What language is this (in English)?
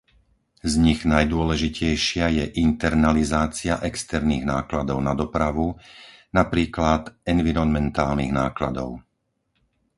Slovak